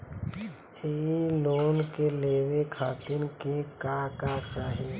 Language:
Bhojpuri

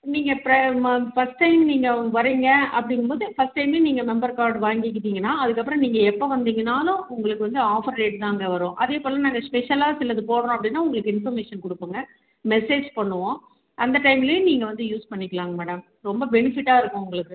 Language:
Tamil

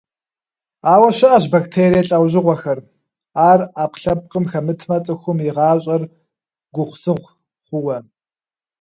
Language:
Kabardian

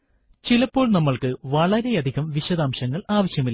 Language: Malayalam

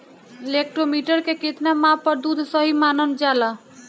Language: Bhojpuri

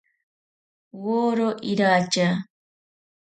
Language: Ashéninka Perené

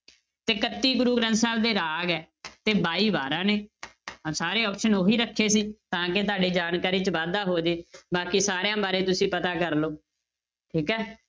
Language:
Punjabi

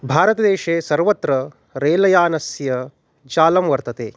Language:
Sanskrit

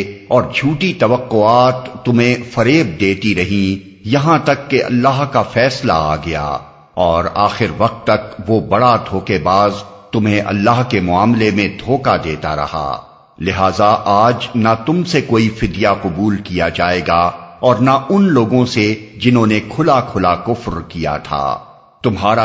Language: Urdu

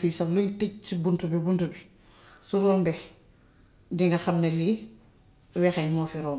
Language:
Gambian Wolof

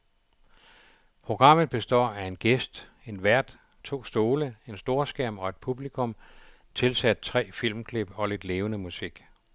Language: Danish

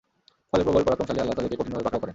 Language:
Bangla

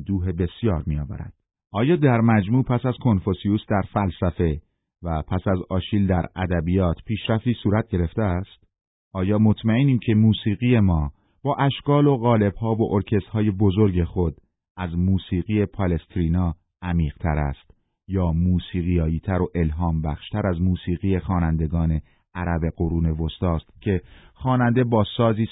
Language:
Persian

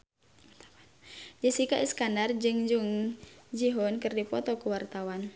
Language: Sundanese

